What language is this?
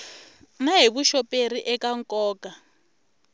Tsonga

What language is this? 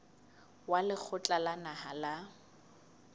Southern Sotho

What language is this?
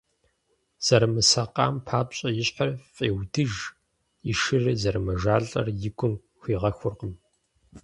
Kabardian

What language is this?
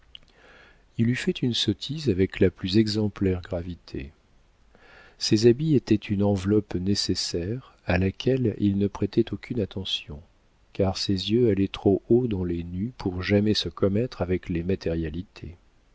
French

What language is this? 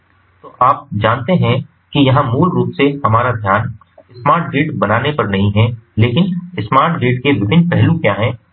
Hindi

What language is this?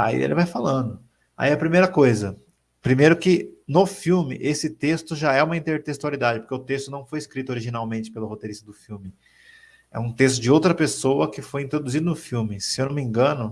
Portuguese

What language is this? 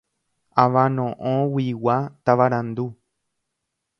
Guarani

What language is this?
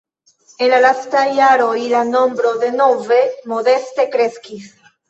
Esperanto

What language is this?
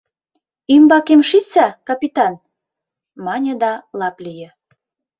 Mari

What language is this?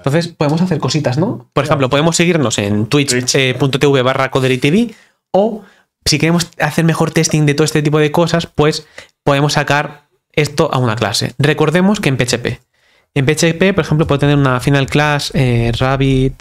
Spanish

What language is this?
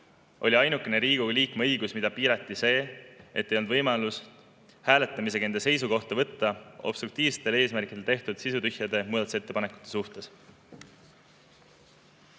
Estonian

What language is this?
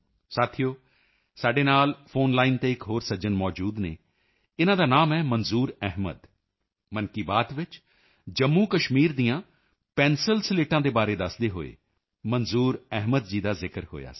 Punjabi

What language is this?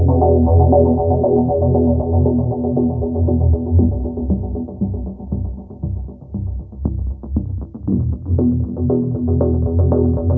Indonesian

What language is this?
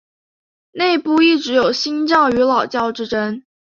Chinese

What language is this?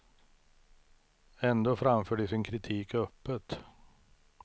Swedish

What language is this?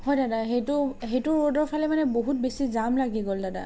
Assamese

